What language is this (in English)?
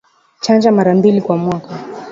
Swahili